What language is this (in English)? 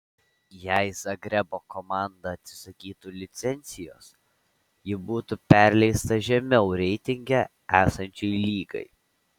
Lithuanian